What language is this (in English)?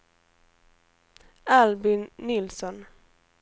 Swedish